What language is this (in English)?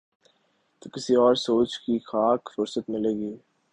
Urdu